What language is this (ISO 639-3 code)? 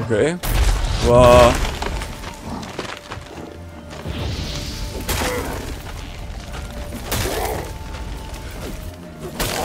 deu